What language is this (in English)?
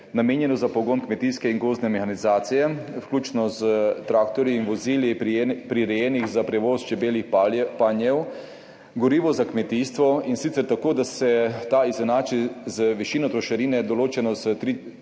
Slovenian